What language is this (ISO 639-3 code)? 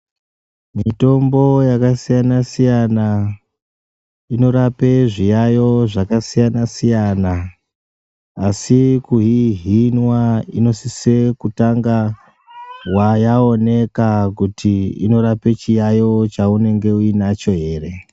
ndc